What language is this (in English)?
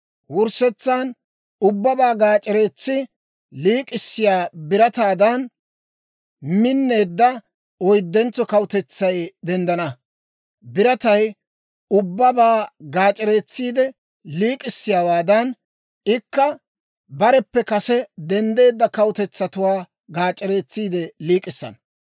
Dawro